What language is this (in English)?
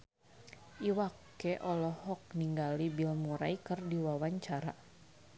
Sundanese